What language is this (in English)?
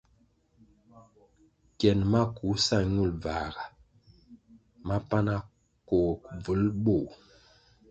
Kwasio